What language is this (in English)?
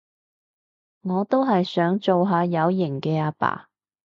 Cantonese